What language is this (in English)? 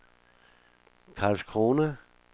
Danish